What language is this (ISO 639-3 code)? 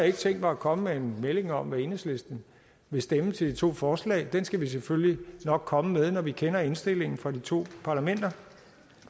dan